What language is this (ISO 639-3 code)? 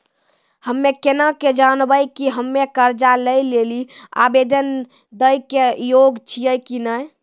mai